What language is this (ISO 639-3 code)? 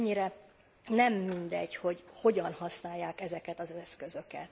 hun